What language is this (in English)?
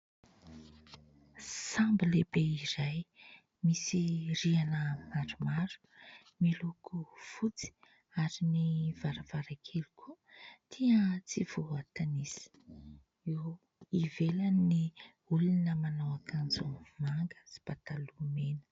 Malagasy